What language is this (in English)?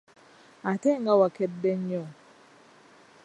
Ganda